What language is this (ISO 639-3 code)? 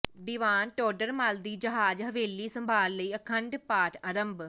pan